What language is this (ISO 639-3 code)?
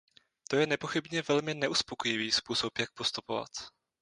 ces